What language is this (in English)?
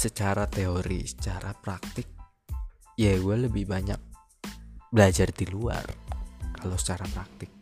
Indonesian